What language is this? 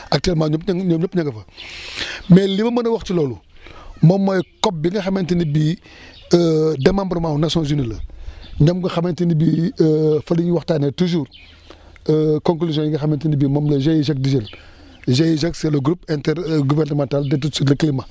Wolof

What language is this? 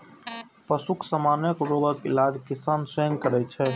Maithili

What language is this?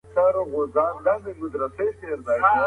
Pashto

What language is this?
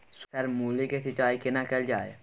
Maithili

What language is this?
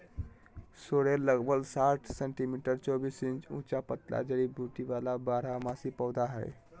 Magahi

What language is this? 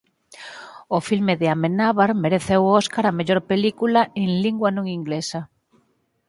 Galician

